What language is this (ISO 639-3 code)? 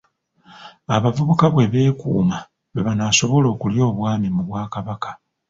lug